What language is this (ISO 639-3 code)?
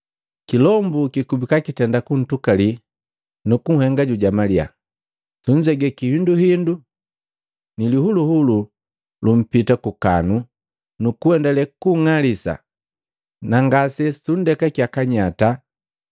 mgv